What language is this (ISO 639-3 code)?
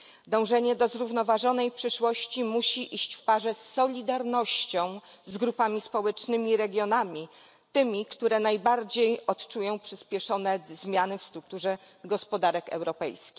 pol